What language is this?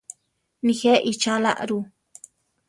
Central Tarahumara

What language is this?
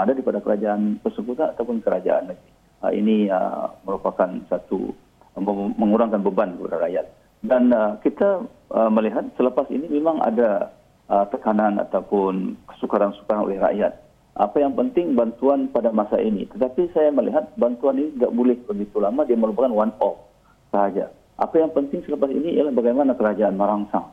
Malay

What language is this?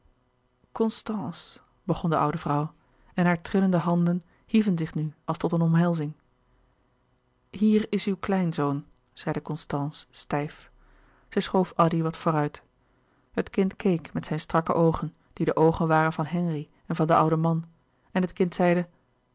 Dutch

